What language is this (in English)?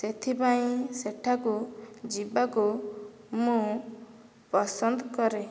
Odia